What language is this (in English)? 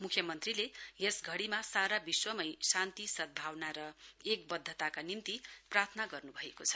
Nepali